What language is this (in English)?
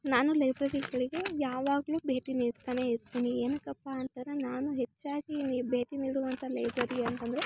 Kannada